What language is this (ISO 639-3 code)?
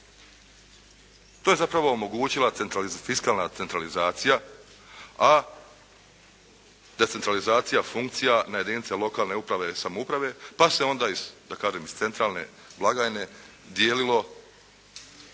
hrv